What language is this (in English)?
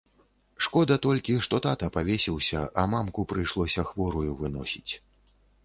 Belarusian